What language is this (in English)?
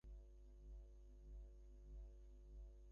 Bangla